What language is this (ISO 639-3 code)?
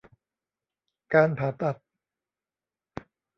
tha